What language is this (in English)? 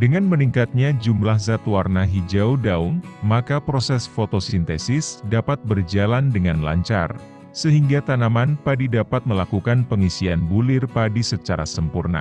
Indonesian